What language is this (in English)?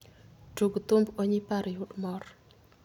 Luo (Kenya and Tanzania)